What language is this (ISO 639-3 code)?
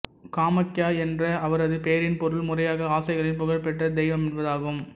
tam